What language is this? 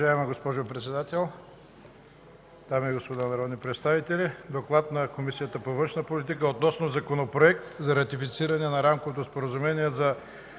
Bulgarian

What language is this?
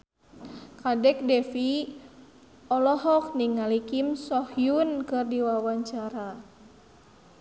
Sundanese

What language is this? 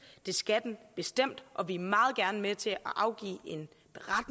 Danish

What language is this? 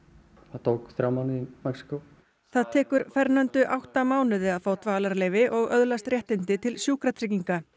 Icelandic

